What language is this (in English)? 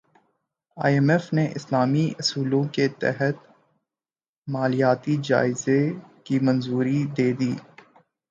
Urdu